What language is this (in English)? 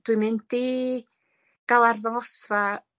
Welsh